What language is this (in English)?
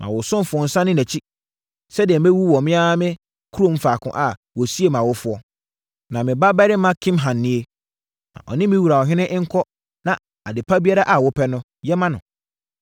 Akan